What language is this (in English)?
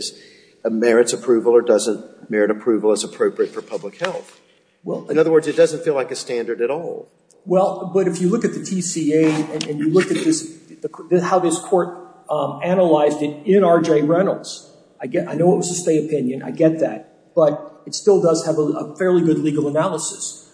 English